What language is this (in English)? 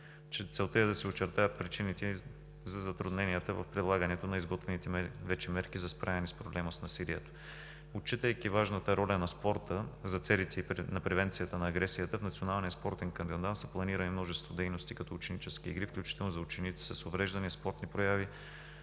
Bulgarian